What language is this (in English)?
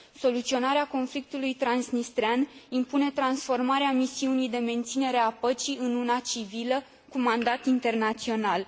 Romanian